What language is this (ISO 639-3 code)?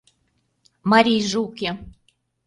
chm